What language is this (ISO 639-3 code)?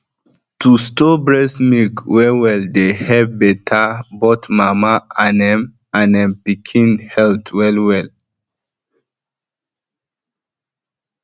pcm